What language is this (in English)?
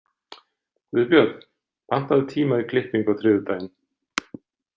Icelandic